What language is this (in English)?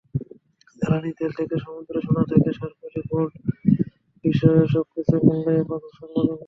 Bangla